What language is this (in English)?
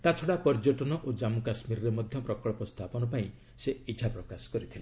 Odia